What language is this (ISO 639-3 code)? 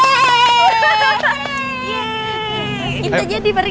ind